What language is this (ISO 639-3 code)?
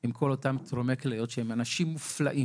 heb